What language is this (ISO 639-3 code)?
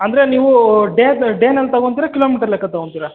kan